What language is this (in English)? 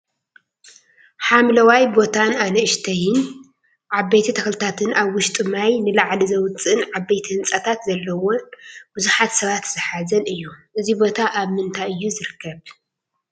Tigrinya